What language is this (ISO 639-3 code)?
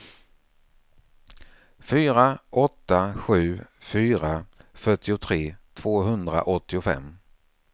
swe